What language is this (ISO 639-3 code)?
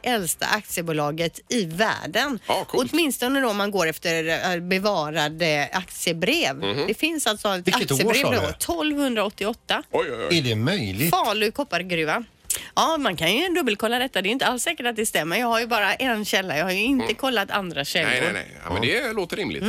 swe